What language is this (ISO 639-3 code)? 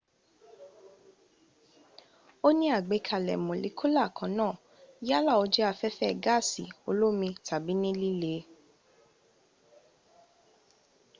yor